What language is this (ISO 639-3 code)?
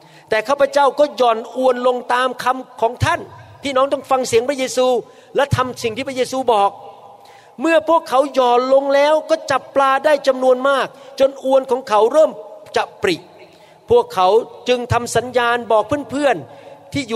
tha